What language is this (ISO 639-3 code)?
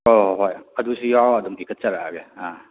mni